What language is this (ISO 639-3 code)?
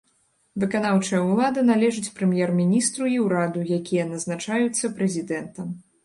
bel